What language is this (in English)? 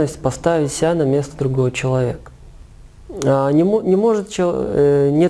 Russian